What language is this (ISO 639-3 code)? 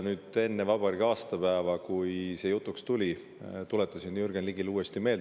est